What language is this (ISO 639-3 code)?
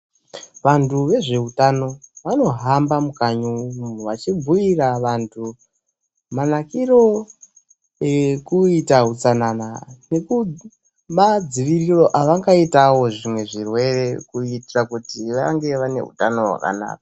ndc